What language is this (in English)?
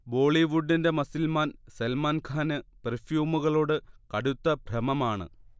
Malayalam